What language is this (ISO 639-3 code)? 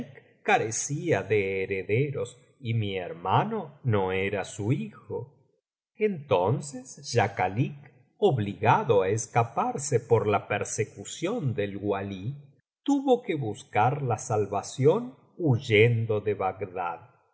spa